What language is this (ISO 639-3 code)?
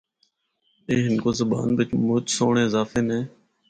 hno